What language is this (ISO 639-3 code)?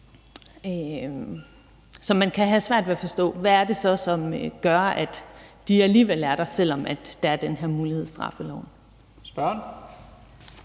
dan